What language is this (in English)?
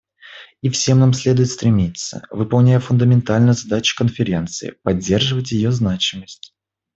Russian